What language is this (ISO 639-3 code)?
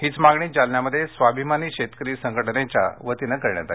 mar